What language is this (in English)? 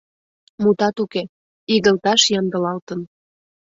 Mari